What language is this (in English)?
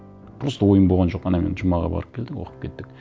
Kazakh